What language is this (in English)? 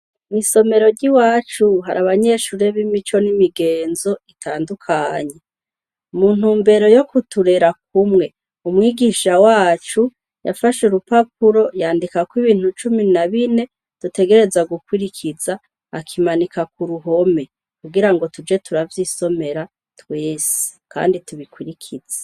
Rundi